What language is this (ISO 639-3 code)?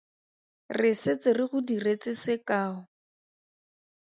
tsn